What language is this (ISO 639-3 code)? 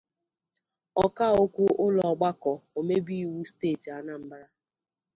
ibo